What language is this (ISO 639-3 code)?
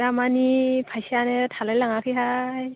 brx